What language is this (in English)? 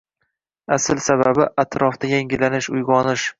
Uzbek